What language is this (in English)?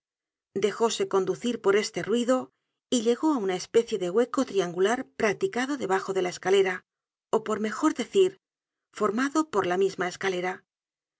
Spanish